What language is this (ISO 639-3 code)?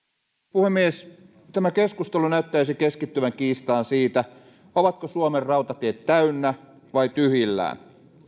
fin